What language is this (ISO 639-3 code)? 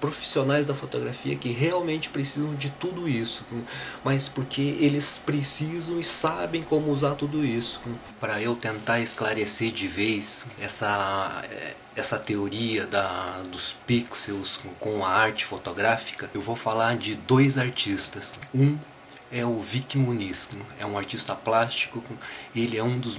por